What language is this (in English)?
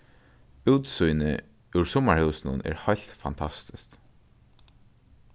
Faroese